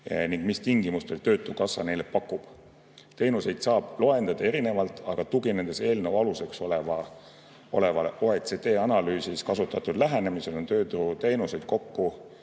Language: Estonian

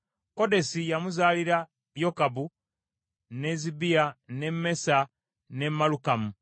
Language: Ganda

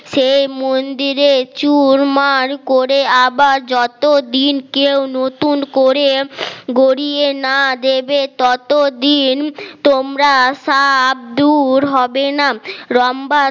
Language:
Bangla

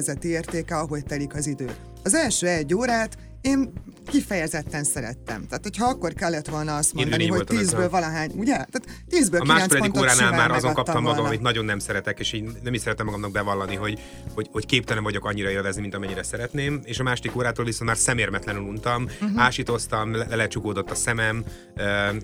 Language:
Hungarian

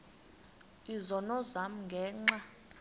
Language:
Xhosa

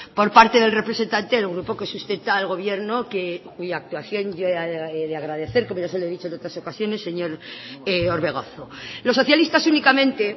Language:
Spanish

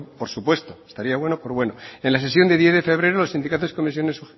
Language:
Spanish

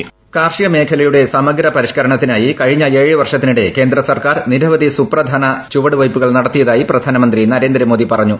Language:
Malayalam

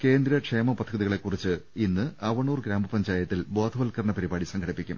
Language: Malayalam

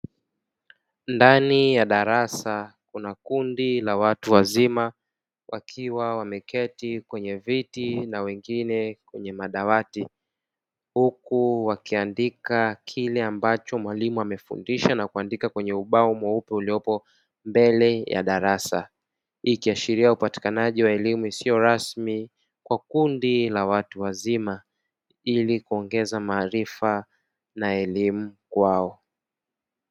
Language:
Swahili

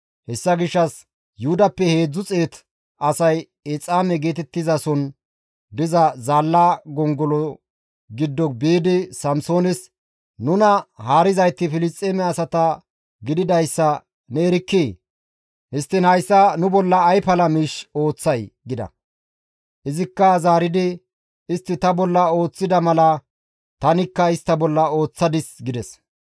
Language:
Gamo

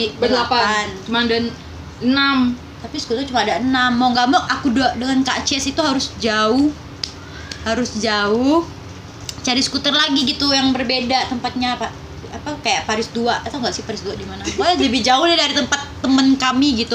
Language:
Indonesian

